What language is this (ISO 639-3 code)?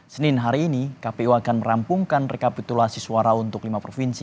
ind